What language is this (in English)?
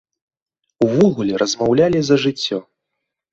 Belarusian